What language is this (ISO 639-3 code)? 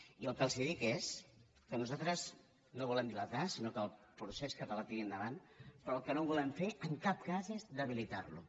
cat